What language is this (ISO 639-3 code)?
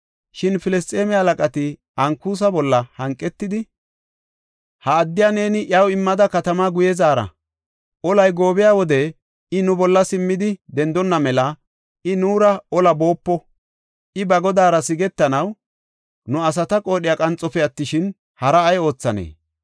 gof